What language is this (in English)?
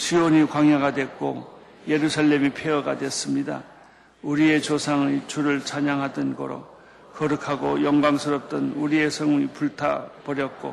Korean